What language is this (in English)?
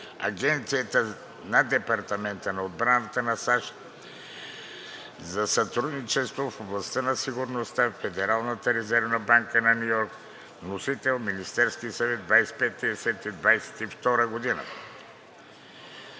Bulgarian